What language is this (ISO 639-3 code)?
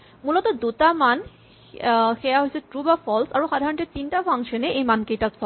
asm